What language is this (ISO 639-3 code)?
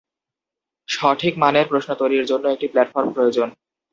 ben